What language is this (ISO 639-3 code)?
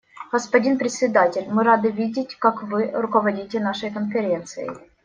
rus